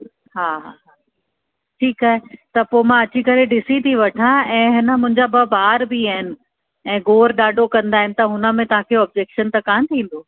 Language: Sindhi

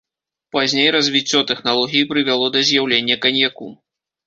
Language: Belarusian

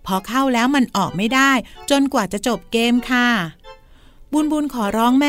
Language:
Thai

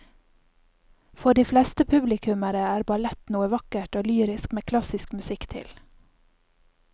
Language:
Norwegian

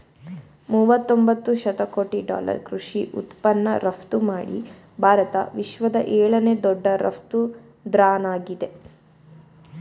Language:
Kannada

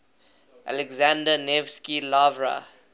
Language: English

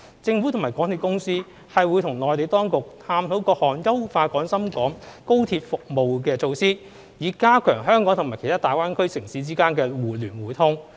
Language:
Cantonese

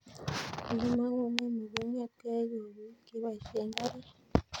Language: Kalenjin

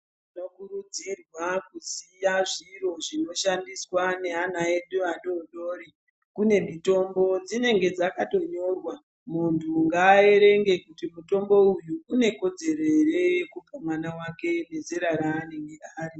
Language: Ndau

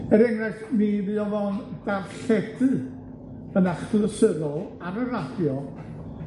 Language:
Welsh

